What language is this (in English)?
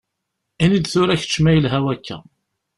Kabyle